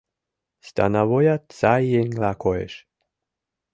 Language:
Mari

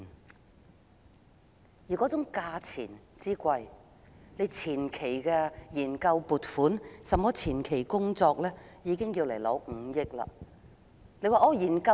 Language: Cantonese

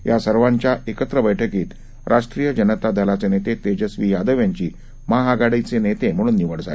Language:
Marathi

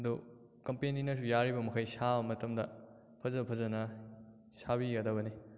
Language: Manipuri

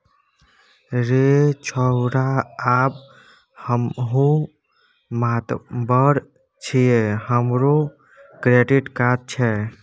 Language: Maithili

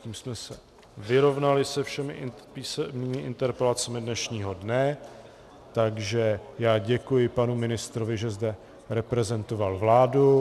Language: Czech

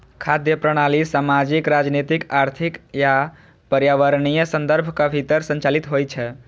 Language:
Maithili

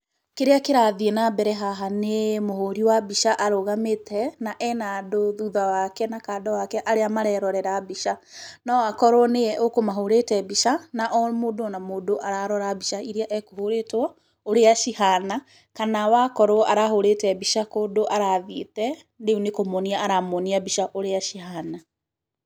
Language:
Kikuyu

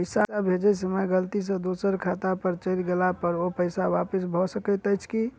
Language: Maithili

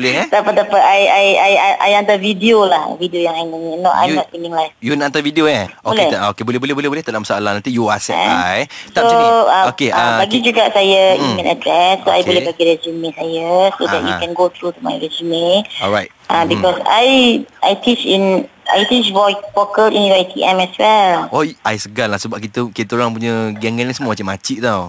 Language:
Malay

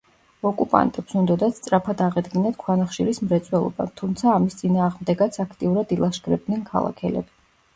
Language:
Georgian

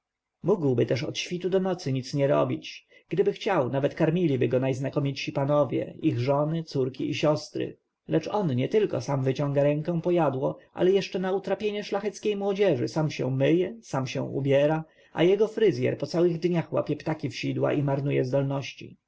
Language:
Polish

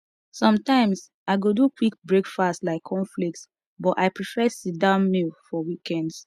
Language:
Nigerian Pidgin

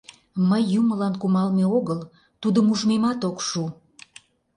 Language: Mari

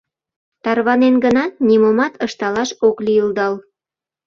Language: Mari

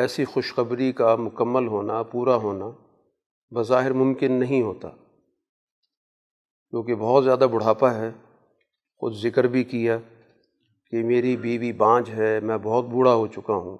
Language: Urdu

